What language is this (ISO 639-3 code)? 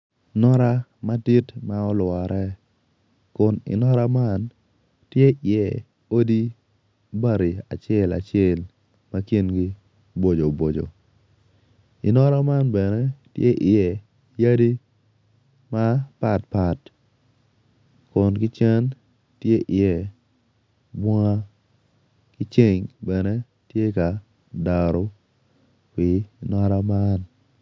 ach